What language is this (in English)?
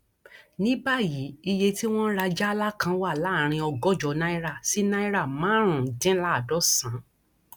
Yoruba